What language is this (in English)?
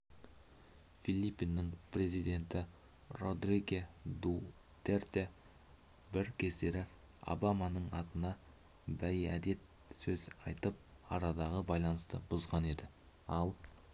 Kazakh